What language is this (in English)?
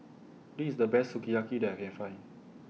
English